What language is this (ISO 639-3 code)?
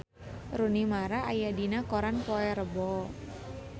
sun